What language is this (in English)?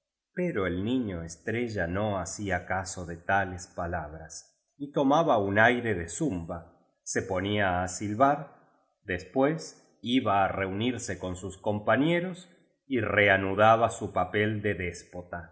Spanish